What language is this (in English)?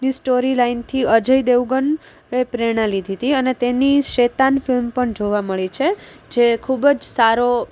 Gujarati